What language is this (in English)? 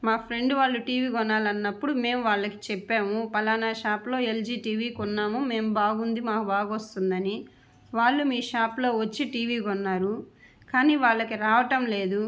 Telugu